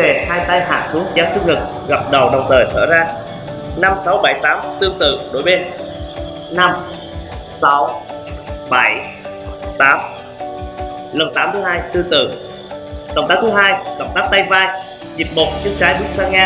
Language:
Vietnamese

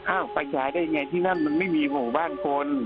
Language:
Thai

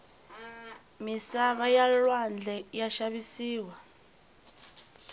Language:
Tsonga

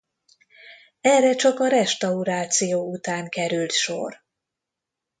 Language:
Hungarian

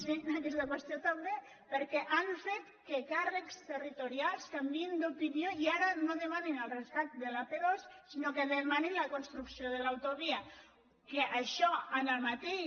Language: Catalan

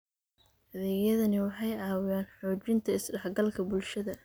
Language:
Somali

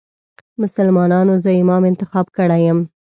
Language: Pashto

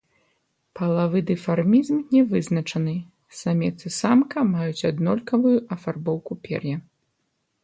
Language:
Belarusian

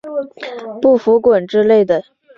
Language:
Chinese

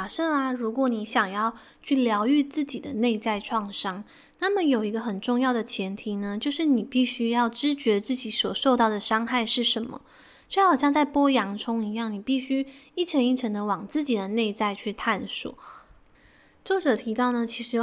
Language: Chinese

